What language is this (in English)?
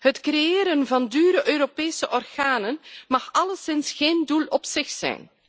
Dutch